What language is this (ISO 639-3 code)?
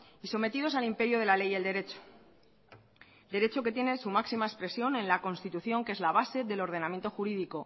spa